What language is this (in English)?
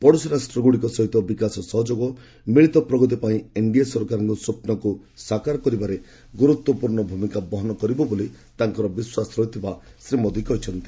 Odia